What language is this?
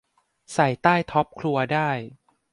Thai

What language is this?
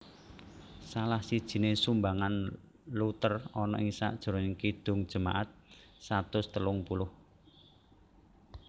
Javanese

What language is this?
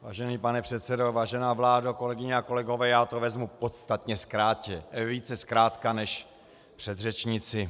Czech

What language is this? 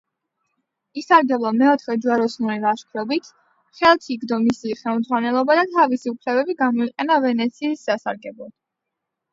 Georgian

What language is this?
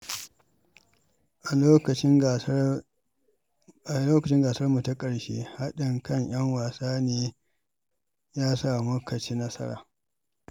Hausa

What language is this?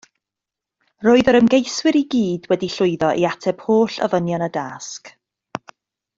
Welsh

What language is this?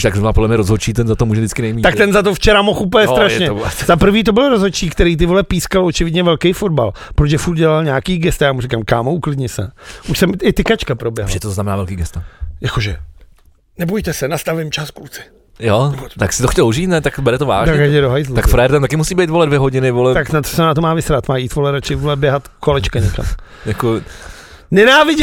Czech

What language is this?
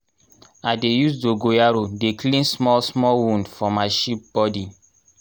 Nigerian Pidgin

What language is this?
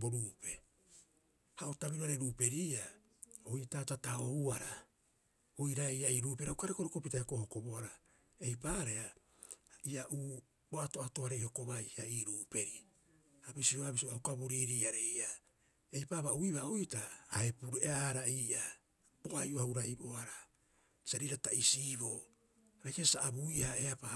Rapoisi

